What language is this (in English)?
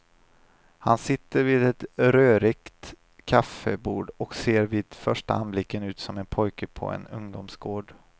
Swedish